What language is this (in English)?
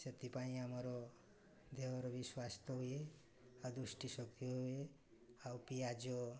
Odia